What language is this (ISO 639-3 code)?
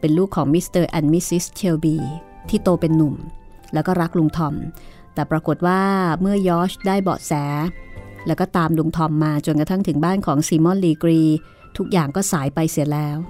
tha